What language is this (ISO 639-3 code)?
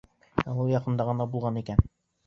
bak